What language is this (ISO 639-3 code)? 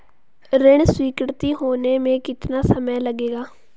hin